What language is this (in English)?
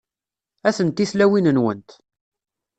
Kabyle